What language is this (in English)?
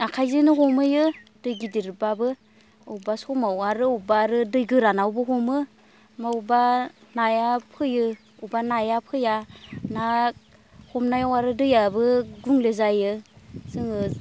Bodo